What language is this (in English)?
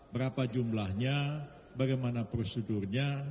Indonesian